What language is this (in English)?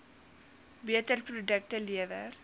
Afrikaans